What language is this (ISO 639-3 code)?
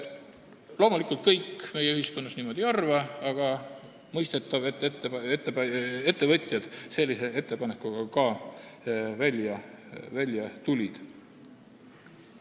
est